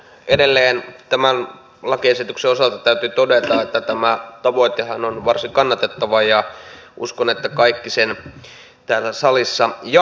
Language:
Finnish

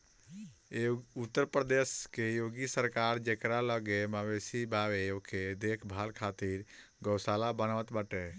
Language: Bhojpuri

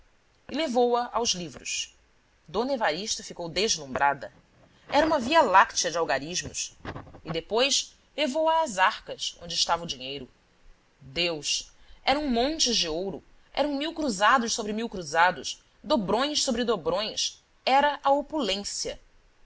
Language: Portuguese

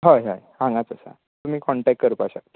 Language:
Konkani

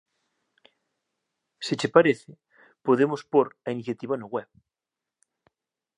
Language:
Galician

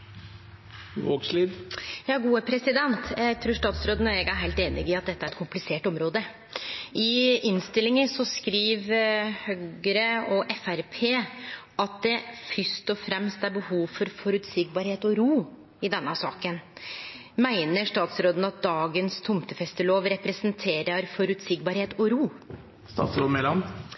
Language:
Norwegian Nynorsk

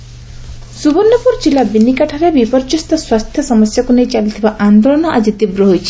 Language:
Odia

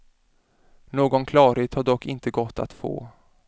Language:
Swedish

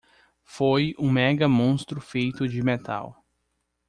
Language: Portuguese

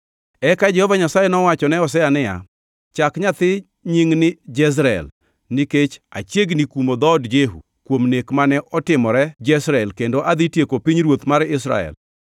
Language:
Luo (Kenya and Tanzania)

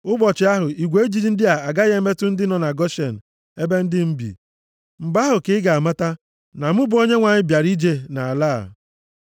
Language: Igbo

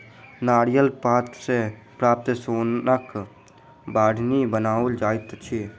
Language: Maithili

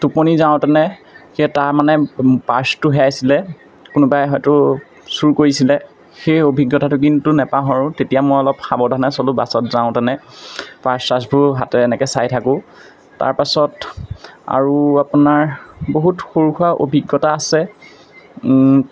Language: Assamese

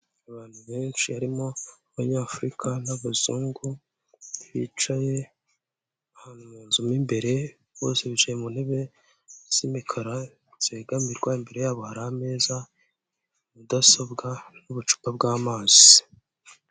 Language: Kinyarwanda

